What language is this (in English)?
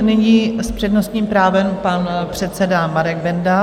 Czech